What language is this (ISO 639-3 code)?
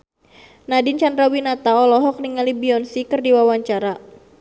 sun